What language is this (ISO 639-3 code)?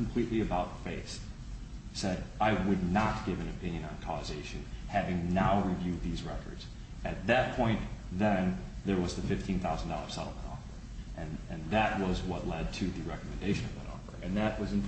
eng